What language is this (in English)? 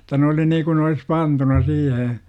Finnish